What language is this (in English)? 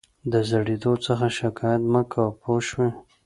Pashto